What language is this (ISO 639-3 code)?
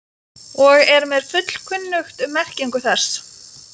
isl